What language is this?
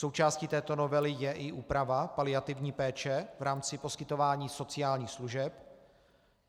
Czech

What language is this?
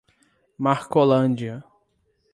Portuguese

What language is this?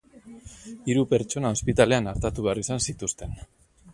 Basque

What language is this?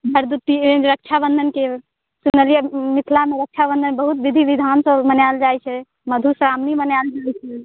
Maithili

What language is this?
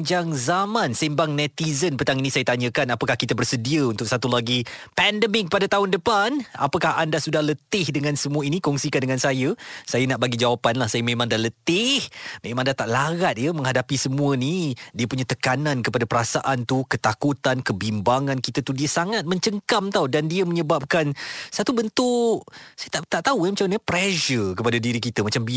Malay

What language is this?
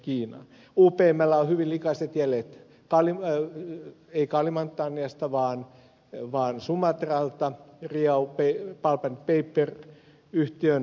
Finnish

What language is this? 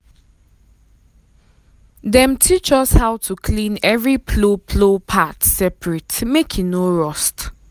Nigerian Pidgin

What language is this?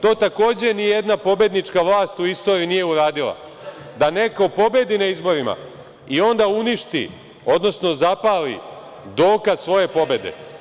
Serbian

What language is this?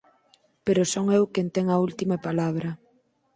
Galician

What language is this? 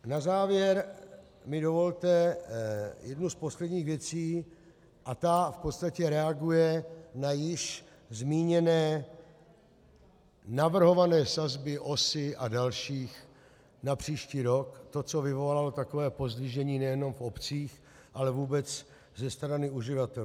Czech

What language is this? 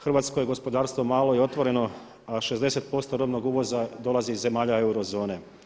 Croatian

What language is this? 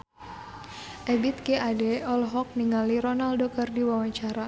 Sundanese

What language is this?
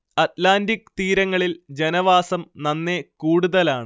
Malayalam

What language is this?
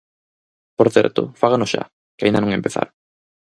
Galician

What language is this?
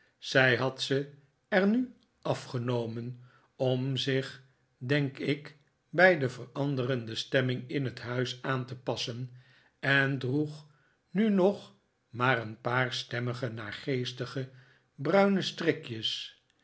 Dutch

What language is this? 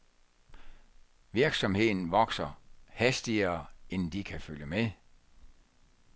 Danish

